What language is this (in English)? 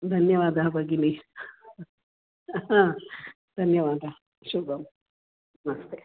Sanskrit